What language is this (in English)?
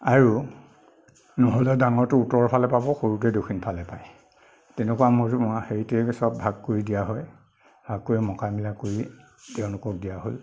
Assamese